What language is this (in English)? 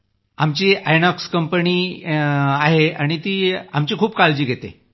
Marathi